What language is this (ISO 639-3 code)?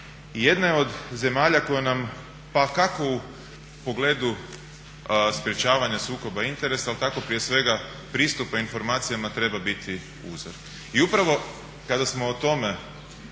hrv